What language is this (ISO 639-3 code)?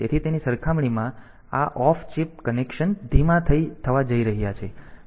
guj